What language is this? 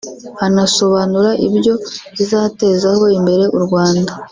Kinyarwanda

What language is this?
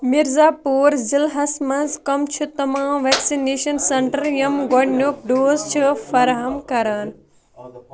Kashmiri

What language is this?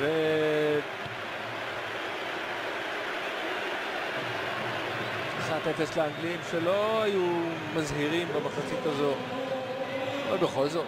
Hebrew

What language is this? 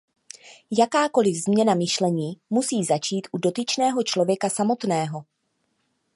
Czech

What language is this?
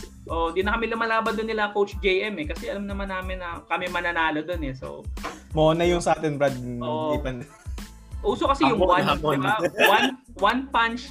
Filipino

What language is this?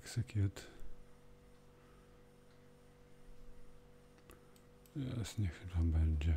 Polish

